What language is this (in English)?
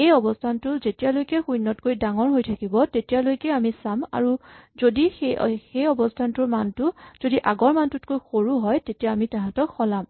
Assamese